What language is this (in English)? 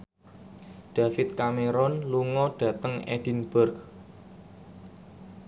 Javanese